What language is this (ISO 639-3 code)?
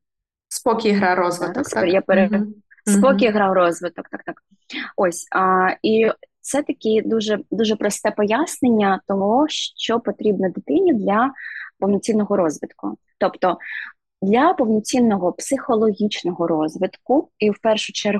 ukr